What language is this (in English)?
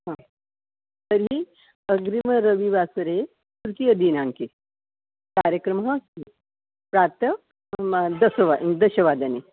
Sanskrit